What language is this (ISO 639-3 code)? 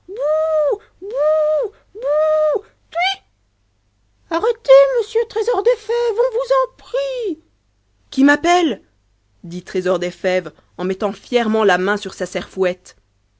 fra